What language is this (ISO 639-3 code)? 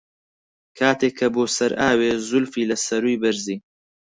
ckb